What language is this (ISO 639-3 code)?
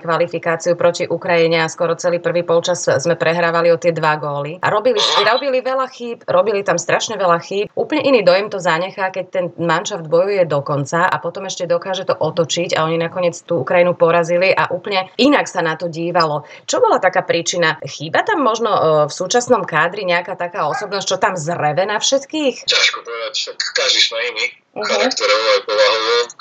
slk